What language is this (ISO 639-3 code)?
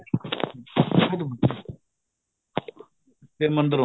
pan